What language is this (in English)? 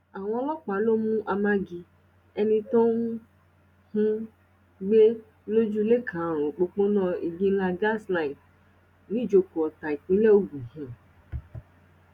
Yoruba